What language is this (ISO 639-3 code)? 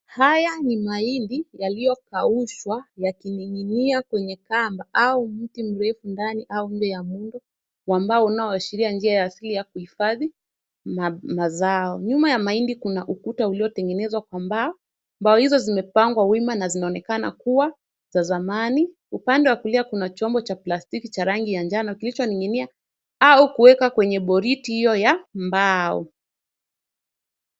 swa